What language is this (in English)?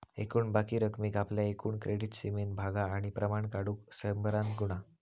Marathi